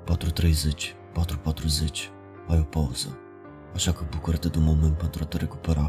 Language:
Romanian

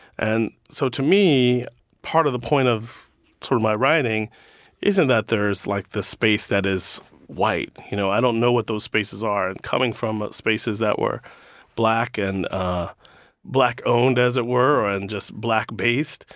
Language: English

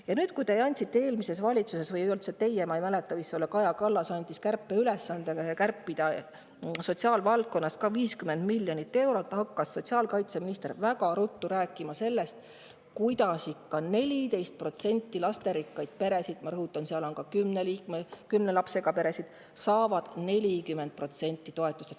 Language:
Estonian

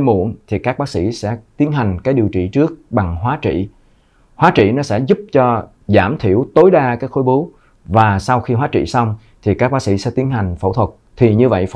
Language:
Vietnamese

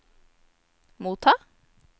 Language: Norwegian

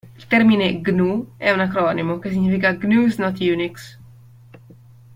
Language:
Italian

